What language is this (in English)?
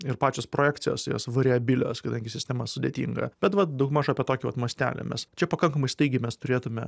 Lithuanian